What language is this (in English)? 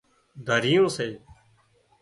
Wadiyara Koli